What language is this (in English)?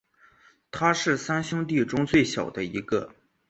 Chinese